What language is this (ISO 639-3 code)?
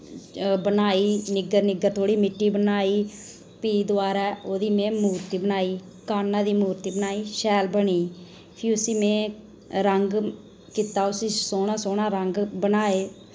doi